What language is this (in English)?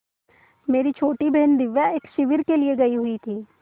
Hindi